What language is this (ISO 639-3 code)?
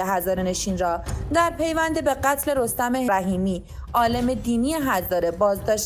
fas